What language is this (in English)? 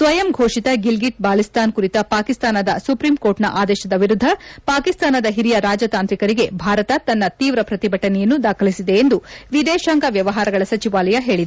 Kannada